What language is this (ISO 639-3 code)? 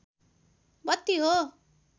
nep